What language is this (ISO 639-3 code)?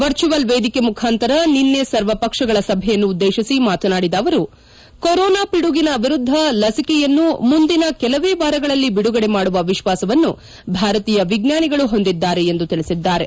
kan